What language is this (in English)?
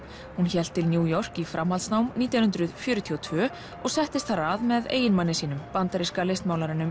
Icelandic